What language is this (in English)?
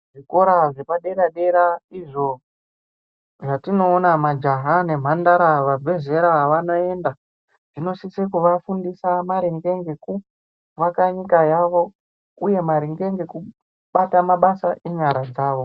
Ndau